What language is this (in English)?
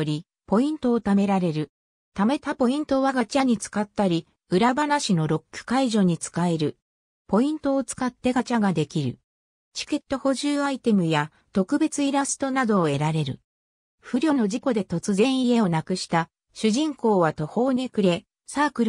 Japanese